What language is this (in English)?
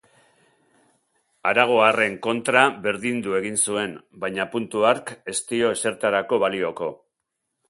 Basque